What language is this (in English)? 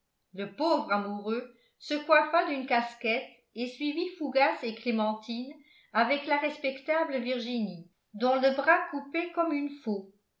French